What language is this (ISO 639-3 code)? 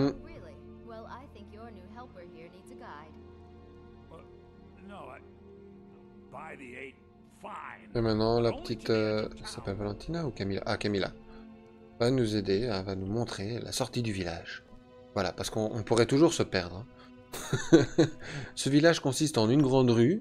fra